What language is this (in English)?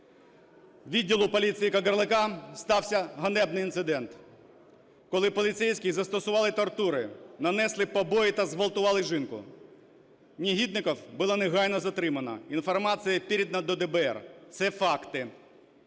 Ukrainian